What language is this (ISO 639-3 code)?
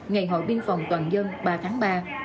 vie